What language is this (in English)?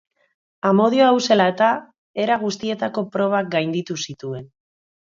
Basque